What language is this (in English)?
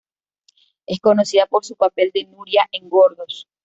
Spanish